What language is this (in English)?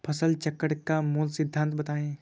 Hindi